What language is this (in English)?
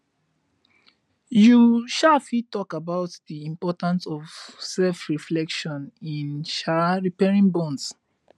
Nigerian Pidgin